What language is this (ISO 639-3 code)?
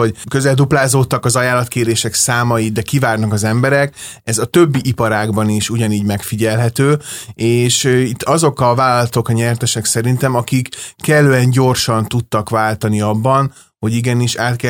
hun